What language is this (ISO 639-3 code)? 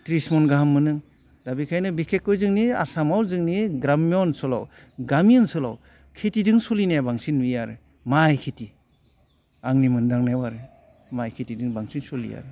brx